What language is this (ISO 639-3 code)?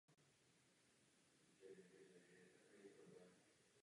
ces